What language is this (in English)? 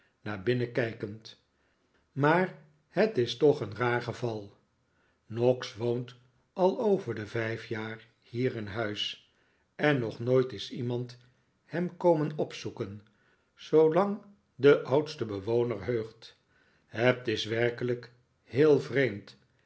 Dutch